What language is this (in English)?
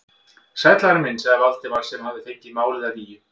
Icelandic